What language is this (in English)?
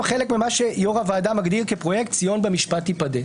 Hebrew